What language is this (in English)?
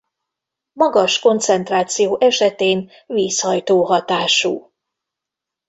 Hungarian